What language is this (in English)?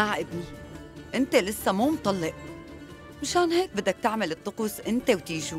Arabic